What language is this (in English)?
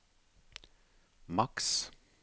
Norwegian